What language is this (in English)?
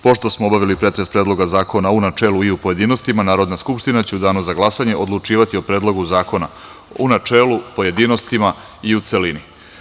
Serbian